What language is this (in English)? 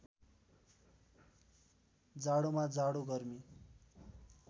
Nepali